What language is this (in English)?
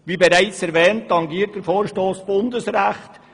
Swiss German